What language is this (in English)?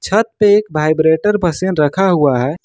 Hindi